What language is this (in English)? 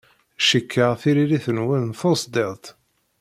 Kabyle